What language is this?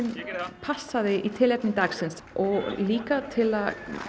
Icelandic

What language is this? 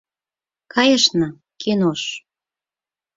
Mari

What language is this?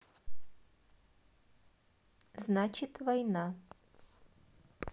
Russian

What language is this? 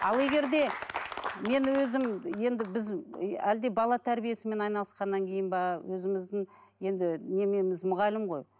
Kazakh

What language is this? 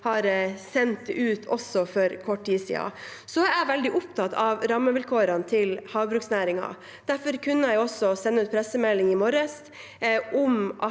Norwegian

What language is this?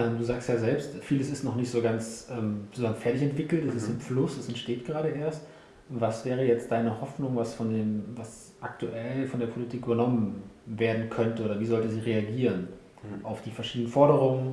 German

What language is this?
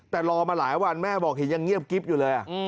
Thai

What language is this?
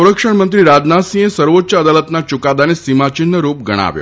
Gujarati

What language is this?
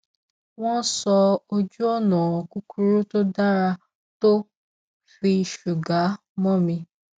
Yoruba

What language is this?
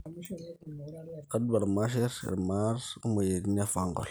Masai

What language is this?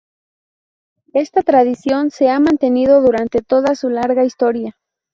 Spanish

